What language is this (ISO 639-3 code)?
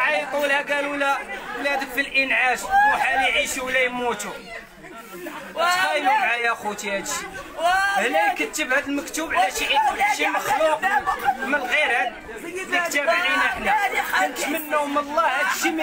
ara